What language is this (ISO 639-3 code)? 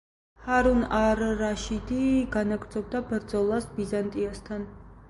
kat